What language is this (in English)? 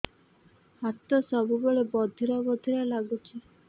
Odia